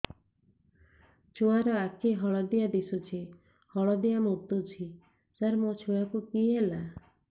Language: Odia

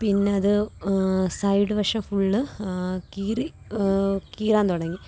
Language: Malayalam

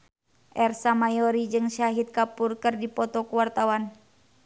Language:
Sundanese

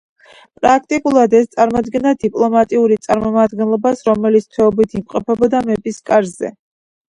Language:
Georgian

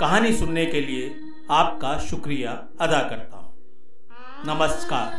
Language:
Hindi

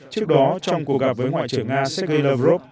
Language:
Vietnamese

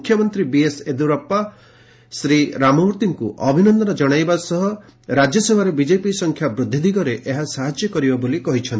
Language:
Odia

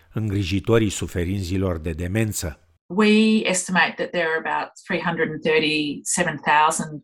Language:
Romanian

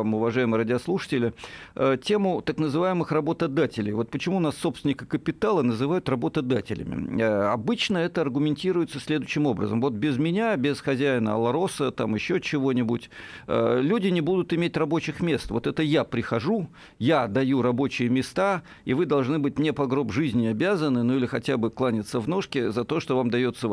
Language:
Russian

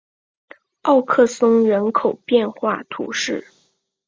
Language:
Chinese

